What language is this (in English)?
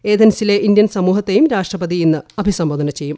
Malayalam